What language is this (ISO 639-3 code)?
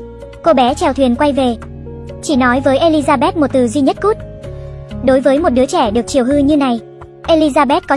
vie